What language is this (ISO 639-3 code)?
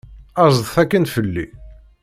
kab